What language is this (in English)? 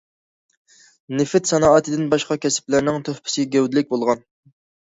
Uyghur